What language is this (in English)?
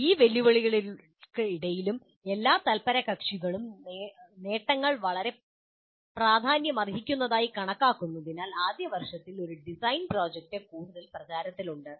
Malayalam